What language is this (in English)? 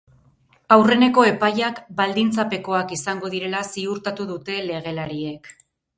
Basque